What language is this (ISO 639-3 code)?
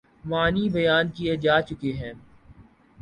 urd